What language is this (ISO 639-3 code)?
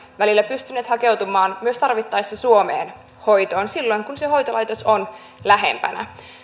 fin